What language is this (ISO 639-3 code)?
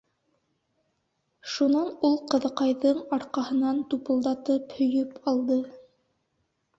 bak